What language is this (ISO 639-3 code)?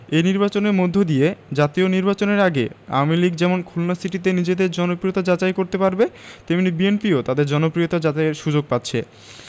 ben